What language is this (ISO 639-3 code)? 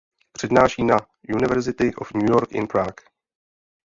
ces